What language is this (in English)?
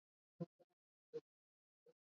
Latvian